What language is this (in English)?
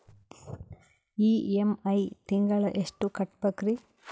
Kannada